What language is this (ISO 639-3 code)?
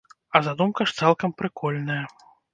bel